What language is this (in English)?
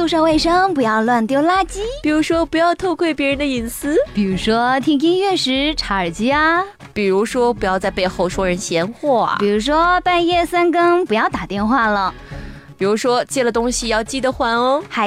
Chinese